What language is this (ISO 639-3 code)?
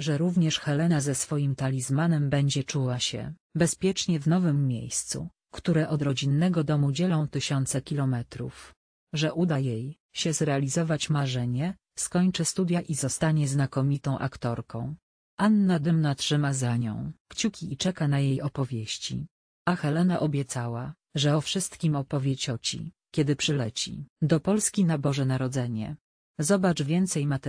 pol